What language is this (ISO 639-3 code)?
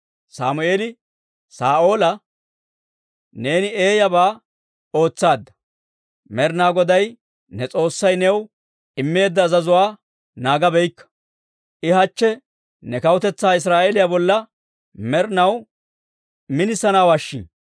dwr